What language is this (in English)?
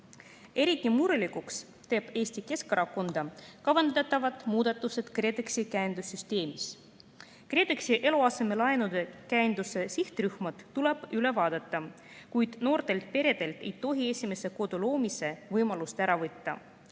Estonian